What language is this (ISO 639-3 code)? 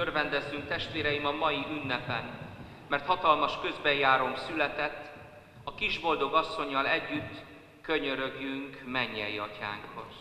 hun